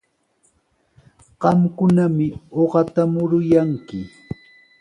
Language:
Sihuas Ancash Quechua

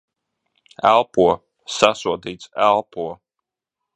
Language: Latvian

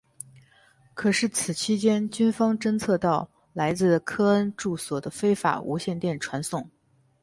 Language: Chinese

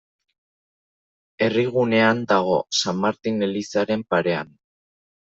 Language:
Basque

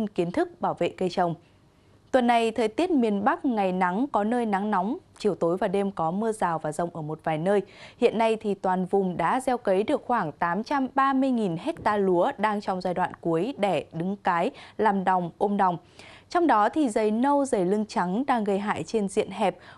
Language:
Vietnamese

